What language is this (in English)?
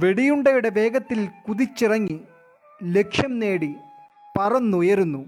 Malayalam